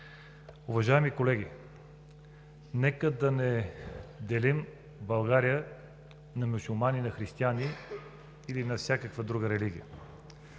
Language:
Bulgarian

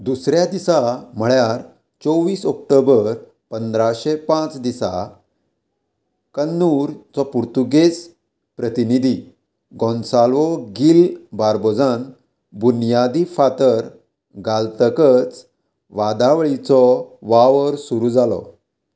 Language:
Konkani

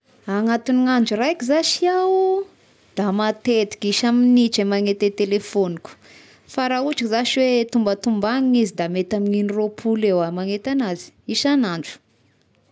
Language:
Tesaka Malagasy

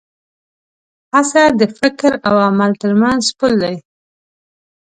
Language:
Pashto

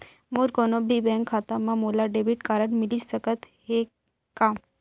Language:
Chhattisgarhi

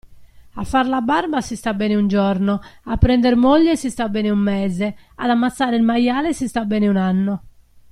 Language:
Italian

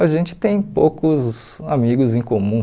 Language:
Portuguese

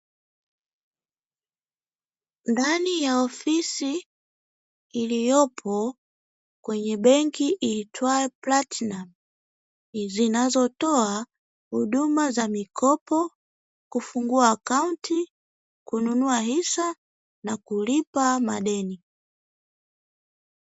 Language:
Swahili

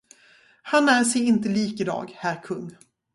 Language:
Swedish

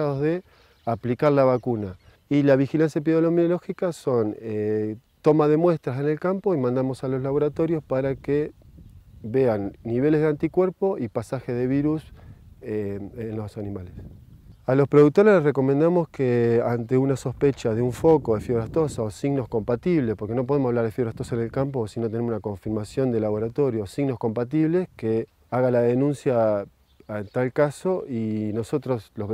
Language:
Spanish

